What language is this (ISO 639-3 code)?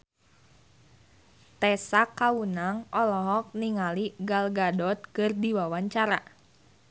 sun